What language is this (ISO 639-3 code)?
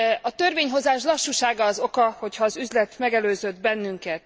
hun